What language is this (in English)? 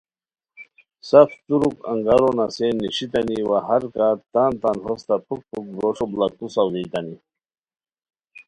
Khowar